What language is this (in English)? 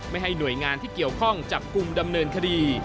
Thai